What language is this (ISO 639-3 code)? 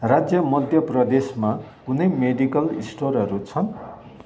nep